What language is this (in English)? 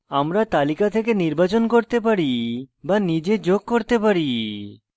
Bangla